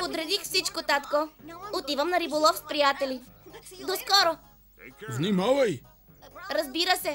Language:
Bulgarian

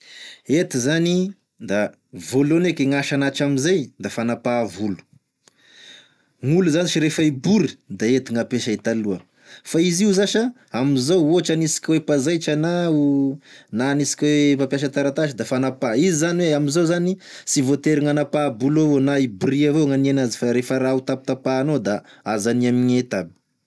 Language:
Tesaka Malagasy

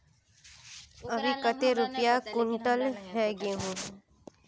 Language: Magahi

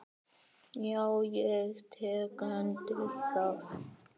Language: Icelandic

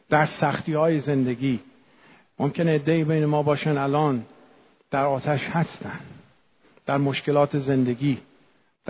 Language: Persian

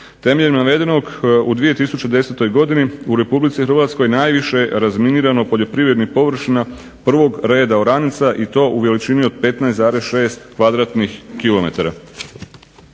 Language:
Croatian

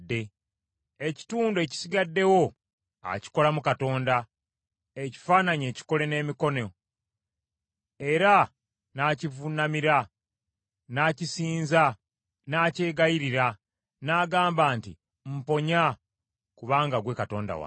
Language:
Ganda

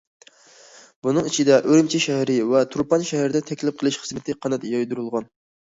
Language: Uyghur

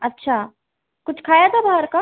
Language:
Hindi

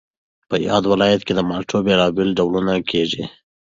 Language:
Pashto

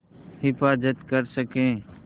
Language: Hindi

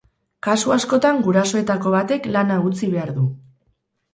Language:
Basque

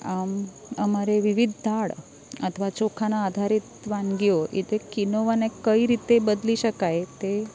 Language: Gujarati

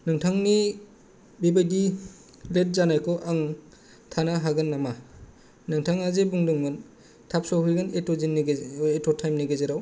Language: Bodo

